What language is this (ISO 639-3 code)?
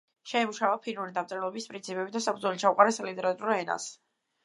kat